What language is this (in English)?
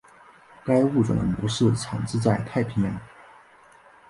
Chinese